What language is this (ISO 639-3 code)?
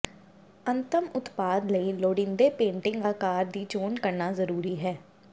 pan